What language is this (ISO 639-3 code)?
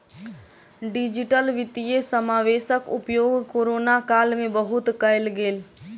mai